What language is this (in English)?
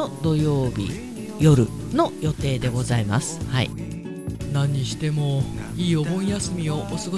Japanese